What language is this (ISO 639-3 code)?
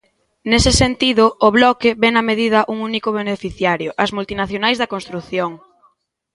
glg